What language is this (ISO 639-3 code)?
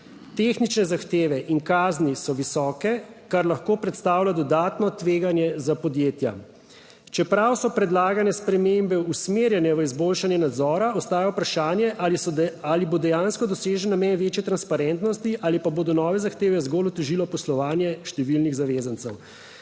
slv